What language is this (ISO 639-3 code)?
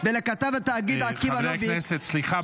heb